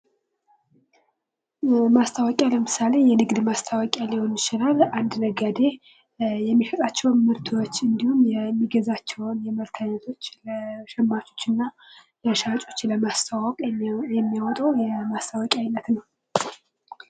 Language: Amharic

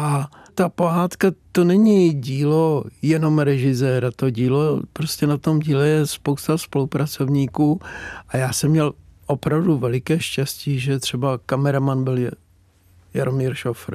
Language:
Czech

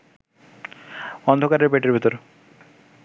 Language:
Bangla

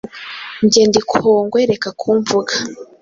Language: Kinyarwanda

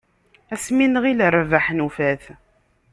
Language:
Kabyle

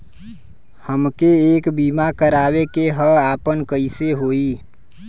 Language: Bhojpuri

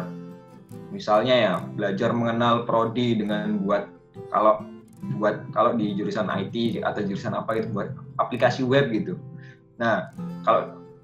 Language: Indonesian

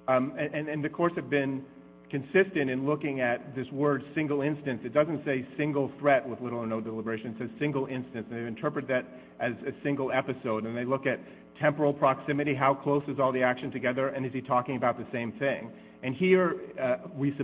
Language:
English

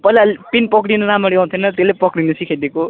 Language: Nepali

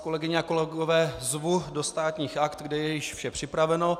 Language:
Czech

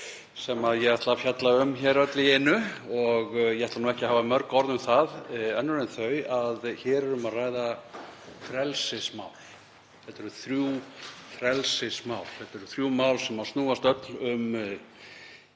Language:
Icelandic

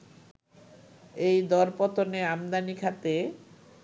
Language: Bangla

